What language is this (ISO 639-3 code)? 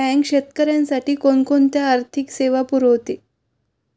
mar